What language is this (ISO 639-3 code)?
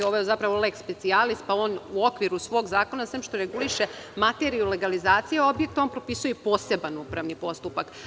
srp